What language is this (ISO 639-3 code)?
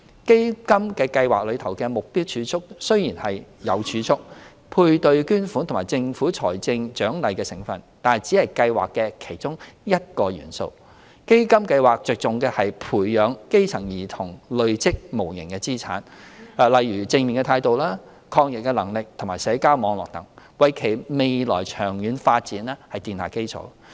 yue